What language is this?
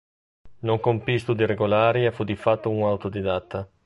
Italian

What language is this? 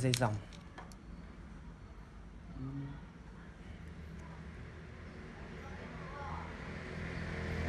Vietnamese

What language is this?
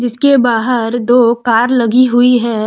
Hindi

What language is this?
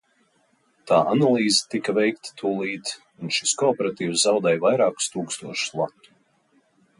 Latvian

